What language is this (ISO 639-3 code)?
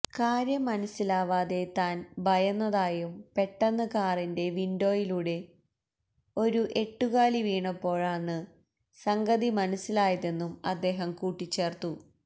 mal